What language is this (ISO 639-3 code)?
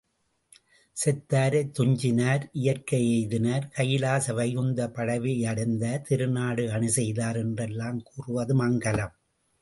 tam